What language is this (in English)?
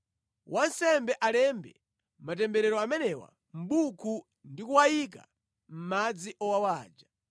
Nyanja